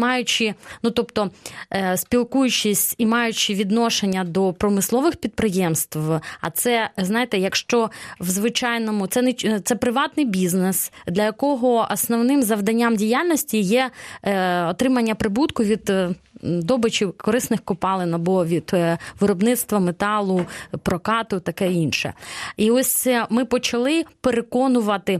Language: Ukrainian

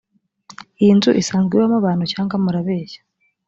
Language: Kinyarwanda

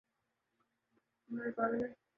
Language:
Urdu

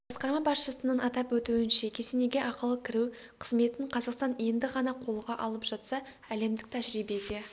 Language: Kazakh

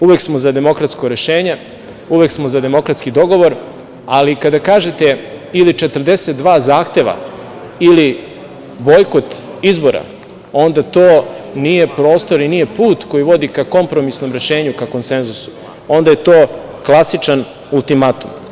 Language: Serbian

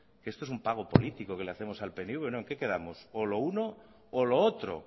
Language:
Spanish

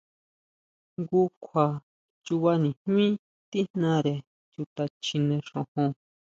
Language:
Huautla Mazatec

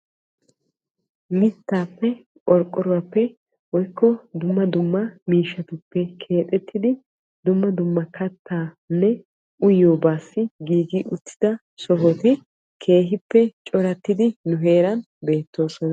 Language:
Wolaytta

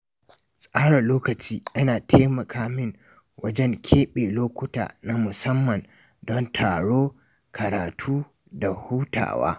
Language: Hausa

